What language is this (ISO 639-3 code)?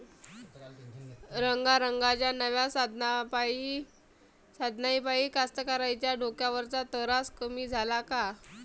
mar